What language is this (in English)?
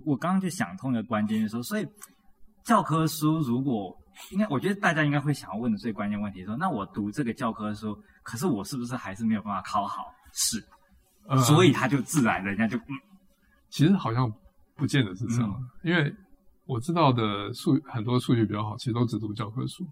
Chinese